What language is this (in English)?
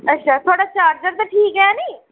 Dogri